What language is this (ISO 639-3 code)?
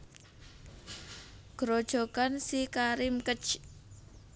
jav